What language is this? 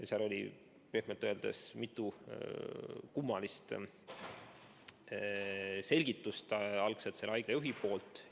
Estonian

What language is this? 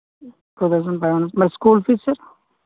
Telugu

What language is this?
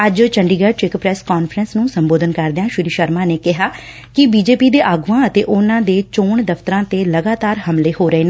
Punjabi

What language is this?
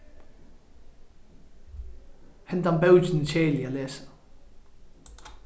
Faroese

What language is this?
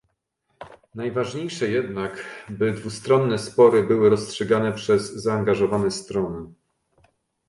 Polish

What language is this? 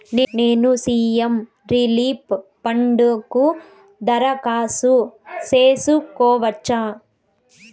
Telugu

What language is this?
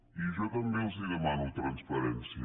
Catalan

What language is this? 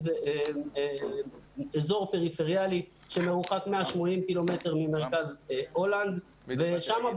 Hebrew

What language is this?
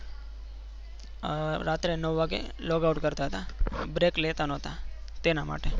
Gujarati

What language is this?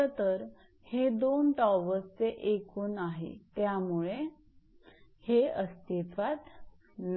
Marathi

